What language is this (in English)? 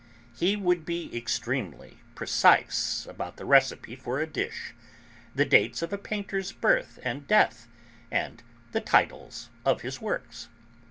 English